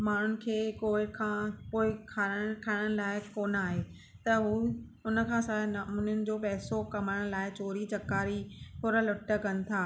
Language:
Sindhi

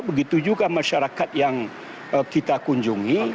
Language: Indonesian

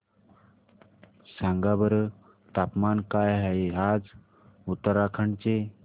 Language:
Marathi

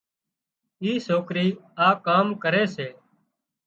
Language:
Wadiyara Koli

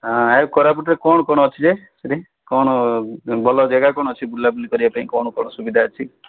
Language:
Odia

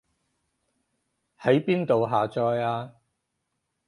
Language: Cantonese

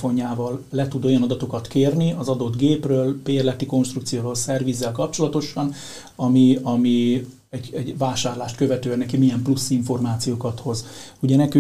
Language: Hungarian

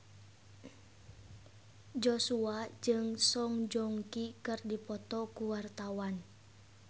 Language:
Sundanese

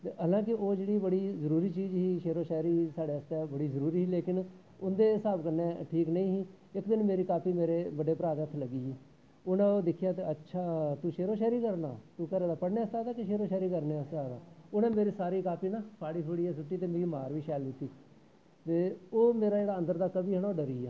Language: Dogri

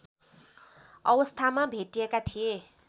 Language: Nepali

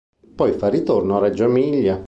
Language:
Italian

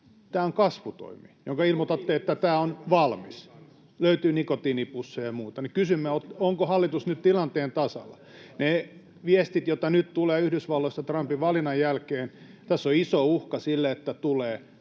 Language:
Finnish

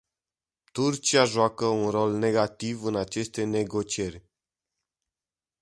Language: Romanian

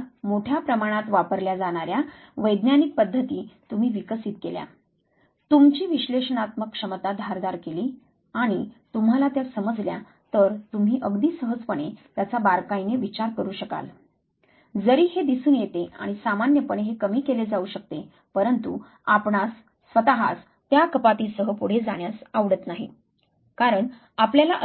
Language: Marathi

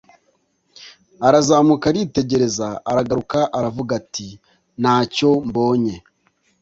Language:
Kinyarwanda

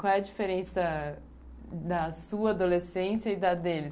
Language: Portuguese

